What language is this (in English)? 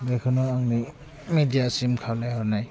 Bodo